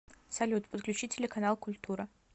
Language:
Russian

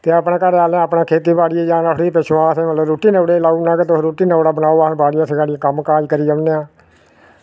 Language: Dogri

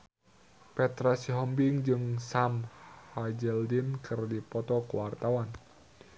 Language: Sundanese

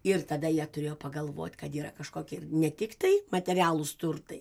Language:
Lithuanian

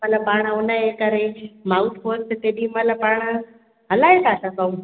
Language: Sindhi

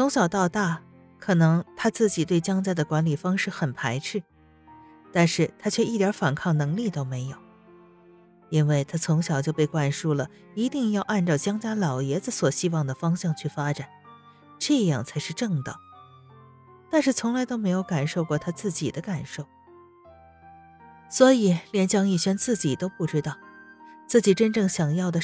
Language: Chinese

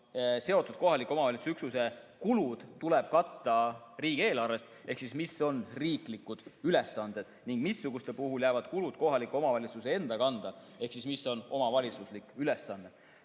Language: Estonian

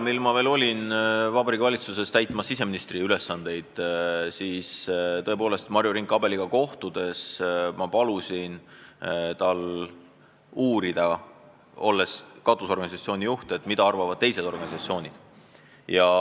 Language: Estonian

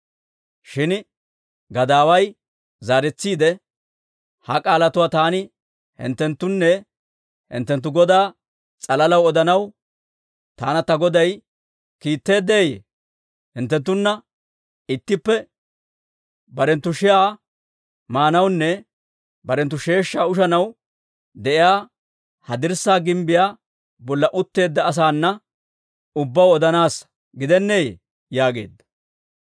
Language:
Dawro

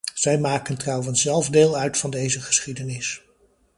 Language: Dutch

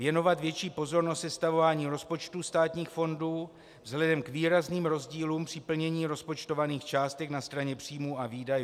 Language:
Czech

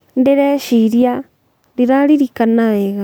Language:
Kikuyu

